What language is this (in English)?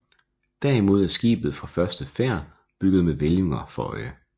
Danish